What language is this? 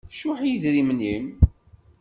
Kabyle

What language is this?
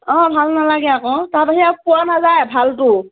Assamese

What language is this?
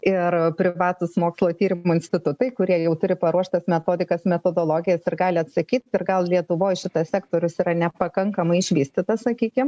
Lithuanian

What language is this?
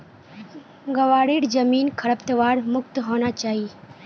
Magahi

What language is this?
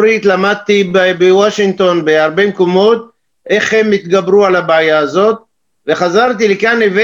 Hebrew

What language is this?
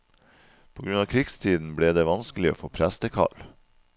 Norwegian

